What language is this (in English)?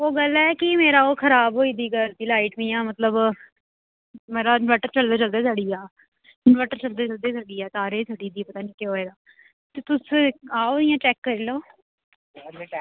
Dogri